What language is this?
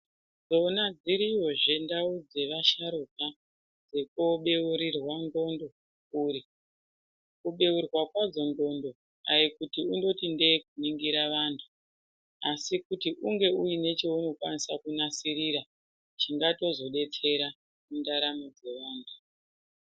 Ndau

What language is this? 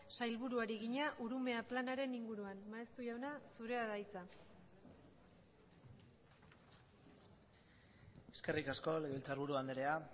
Basque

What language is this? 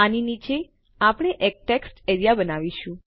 Gujarati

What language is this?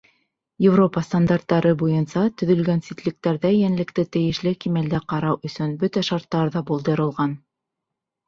Bashkir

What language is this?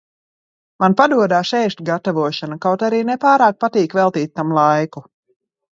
Latvian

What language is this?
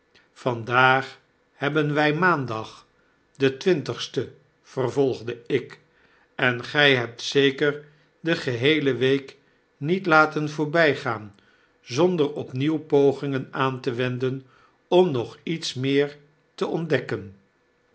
Dutch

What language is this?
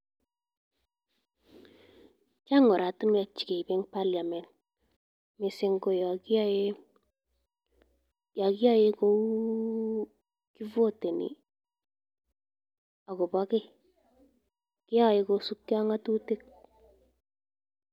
Kalenjin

